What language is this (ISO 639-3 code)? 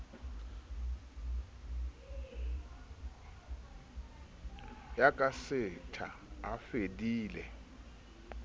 sot